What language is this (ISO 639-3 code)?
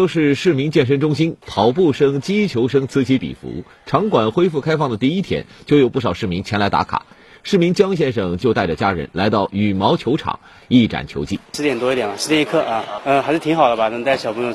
zho